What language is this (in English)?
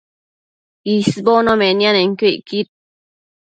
Matsés